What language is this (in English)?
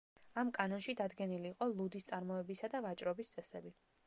Georgian